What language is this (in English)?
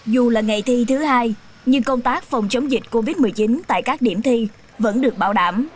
Vietnamese